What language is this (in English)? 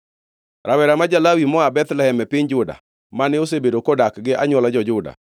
Luo (Kenya and Tanzania)